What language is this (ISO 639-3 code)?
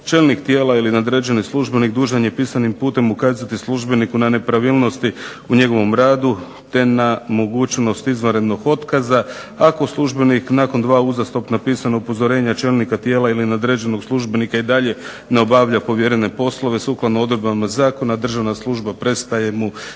hrv